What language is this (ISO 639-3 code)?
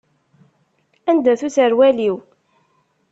kab